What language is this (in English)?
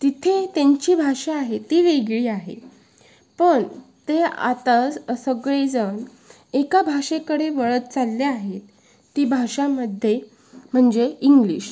Marathi